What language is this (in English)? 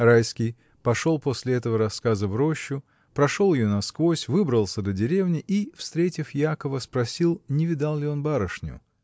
Russian